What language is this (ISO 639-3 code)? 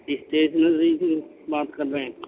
urd